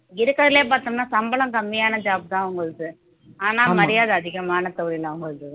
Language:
Tamil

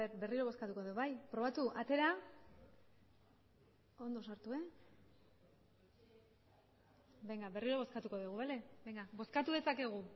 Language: Basque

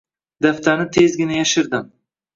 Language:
Uzbek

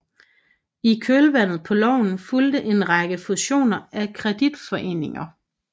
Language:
Danish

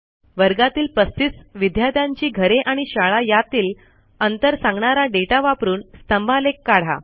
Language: Marathi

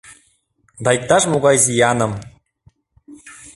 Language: Mari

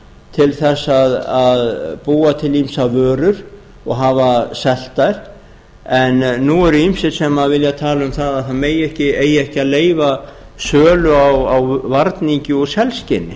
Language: Icelandic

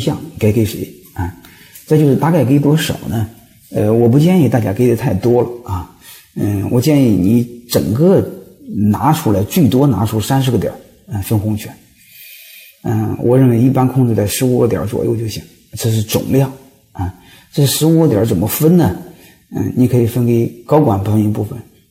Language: Chinese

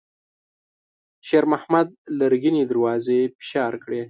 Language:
Pashto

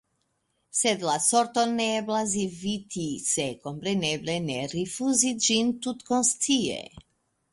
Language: Esperanto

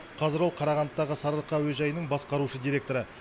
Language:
Kazakh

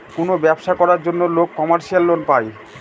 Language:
Bangla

